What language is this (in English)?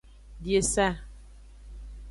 Aja (Benin)